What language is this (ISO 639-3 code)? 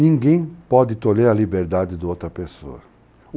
por